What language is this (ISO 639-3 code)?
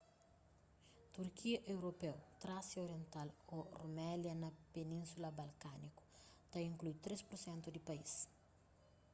kea